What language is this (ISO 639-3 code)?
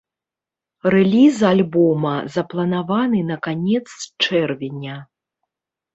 bel